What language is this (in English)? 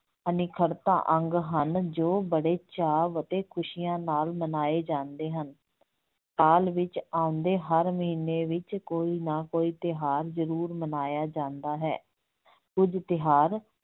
Punjabi